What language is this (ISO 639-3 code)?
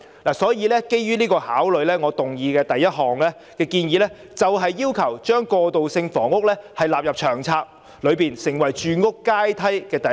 yue